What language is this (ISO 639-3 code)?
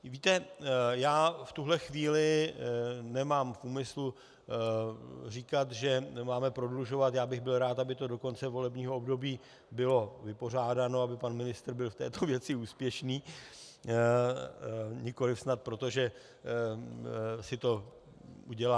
ces